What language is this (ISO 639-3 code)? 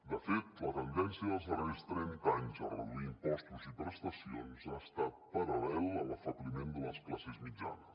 cat